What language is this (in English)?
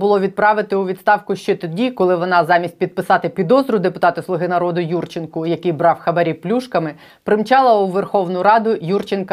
Ukrainian